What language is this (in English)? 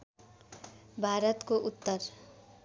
Nepali